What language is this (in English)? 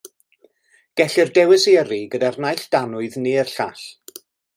Welsh